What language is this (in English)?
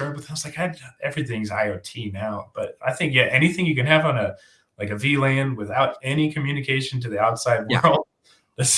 English